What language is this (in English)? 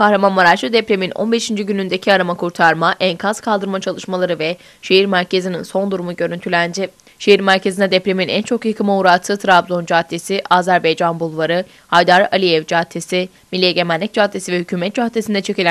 Turkish